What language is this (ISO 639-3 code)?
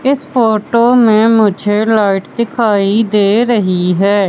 hin